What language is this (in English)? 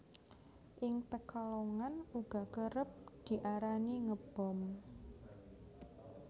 Javanese